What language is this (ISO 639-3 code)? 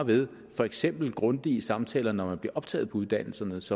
dan